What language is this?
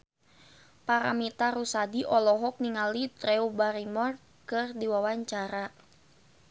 Sundanese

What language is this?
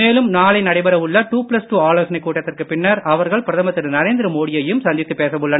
Tamil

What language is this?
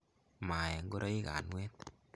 Kalenjin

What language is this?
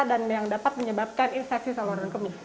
Indonesian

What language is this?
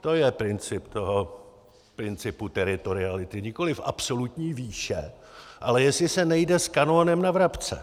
Czech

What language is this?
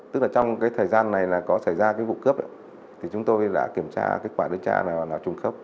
Vietnamese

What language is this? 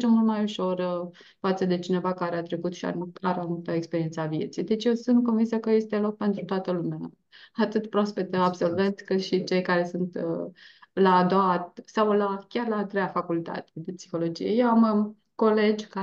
Romanian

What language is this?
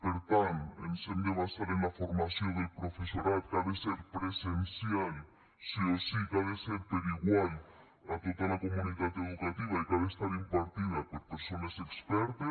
Catalan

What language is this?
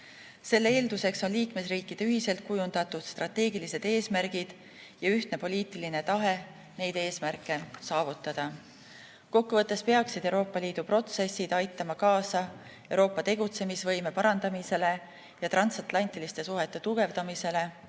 Estonian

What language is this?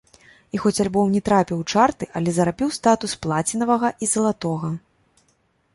Belarusian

